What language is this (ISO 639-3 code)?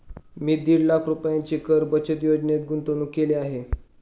mar